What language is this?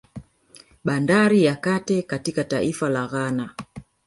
Swahili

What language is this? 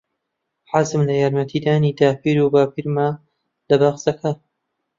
Central Kurdish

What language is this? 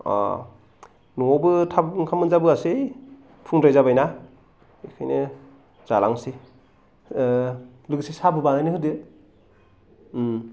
Bodo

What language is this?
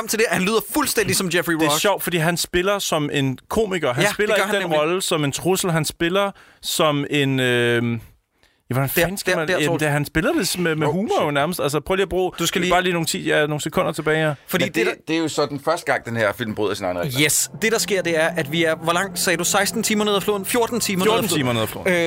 Danish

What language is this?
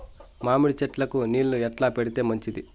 Telugu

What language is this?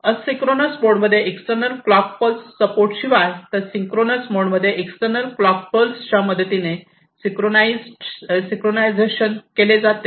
Marathi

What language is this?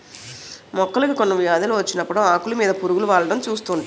Telugu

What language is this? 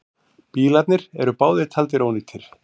Icelandic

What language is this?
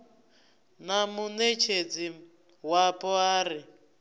Venda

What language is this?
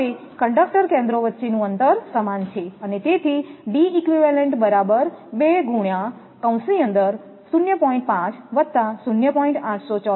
Gujarati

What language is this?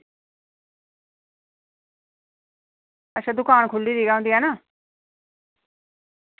Dogri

